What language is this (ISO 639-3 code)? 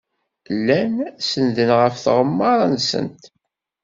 kab